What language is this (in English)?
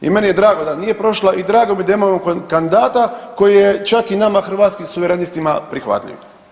Croatian